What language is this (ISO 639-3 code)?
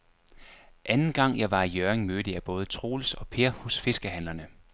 dan